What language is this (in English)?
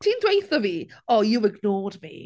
Welsh